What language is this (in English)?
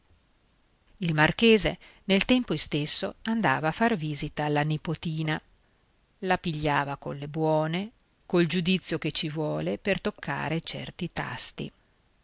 Italian